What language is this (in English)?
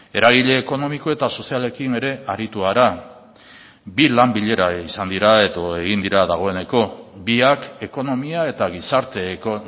Basque